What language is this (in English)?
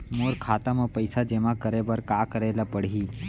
Chhattisgarhi